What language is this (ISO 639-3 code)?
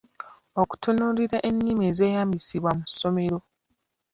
lug